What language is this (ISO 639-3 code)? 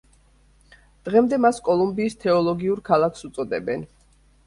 kat